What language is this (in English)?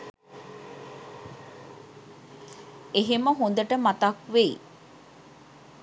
Sinhala